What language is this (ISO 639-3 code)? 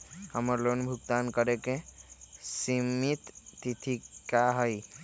mag